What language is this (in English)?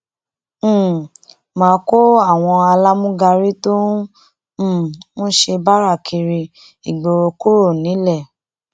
Yoruba